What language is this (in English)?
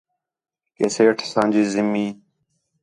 Khetrani